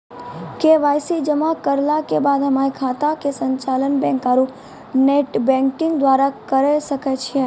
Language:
Maithili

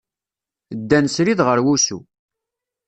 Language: Kabyle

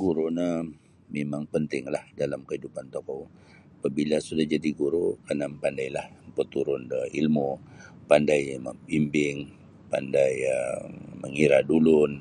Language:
Sabah Bisaya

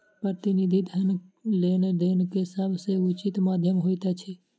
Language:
Maithili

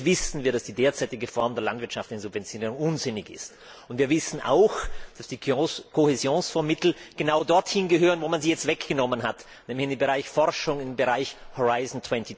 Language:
German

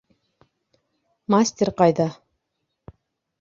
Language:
Bashkir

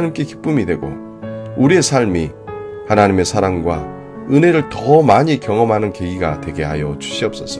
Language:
Korean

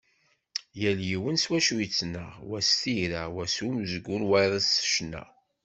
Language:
Kabyle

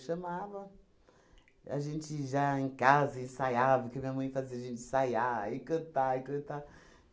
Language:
Portuguese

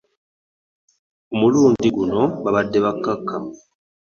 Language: Ganda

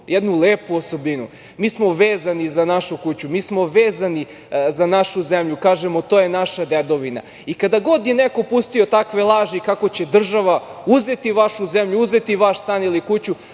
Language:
Serbian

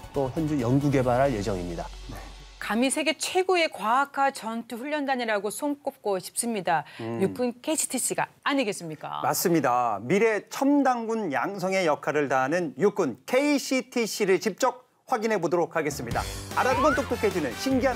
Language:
Korean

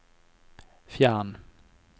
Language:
Norwegian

